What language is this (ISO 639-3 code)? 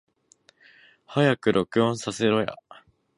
jpn